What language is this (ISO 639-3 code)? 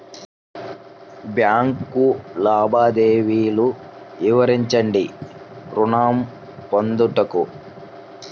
tel